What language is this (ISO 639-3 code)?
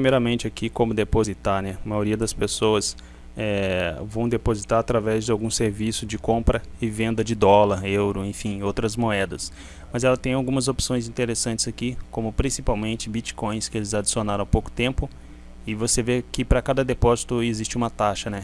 por